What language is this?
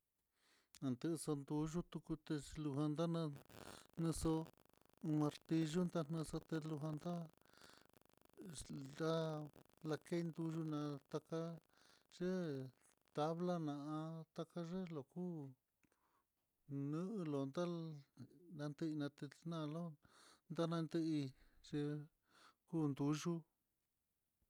Mitlatongo Mixtec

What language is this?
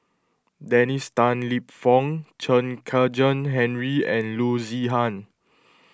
English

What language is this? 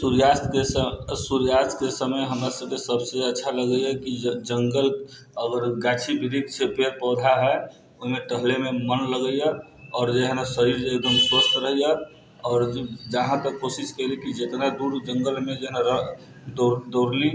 Maithili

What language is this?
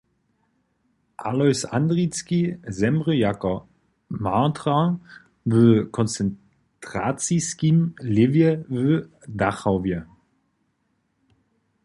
Upper Sorbian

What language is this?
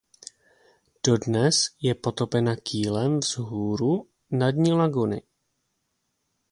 Czech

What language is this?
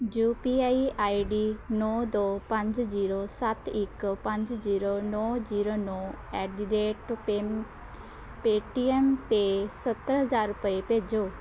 Punjabi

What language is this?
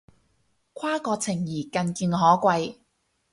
Cantonese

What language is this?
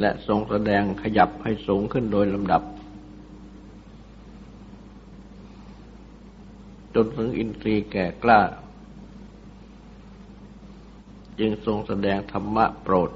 Thai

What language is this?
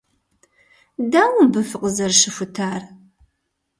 Kabardian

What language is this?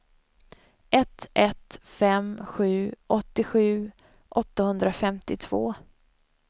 Swedish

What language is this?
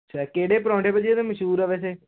Punjabi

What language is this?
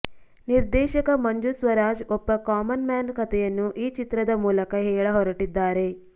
Kannada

